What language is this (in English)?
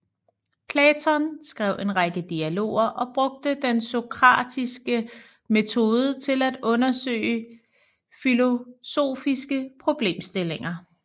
Danish